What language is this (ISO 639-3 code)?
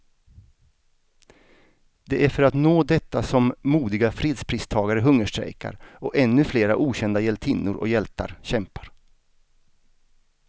swe